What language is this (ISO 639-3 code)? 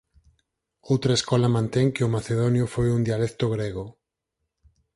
glg